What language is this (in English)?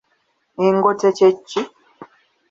Ganda